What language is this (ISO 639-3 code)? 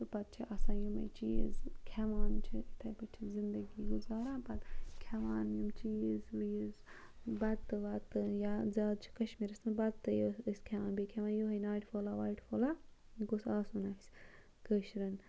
kas